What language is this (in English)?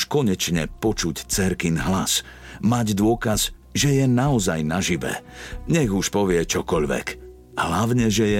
Slovak